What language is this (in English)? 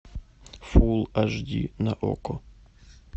Russian